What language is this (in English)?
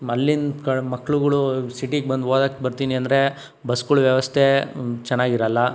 Kannada